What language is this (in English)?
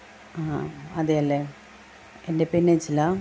Malayalam